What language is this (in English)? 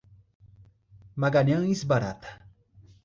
Portuguese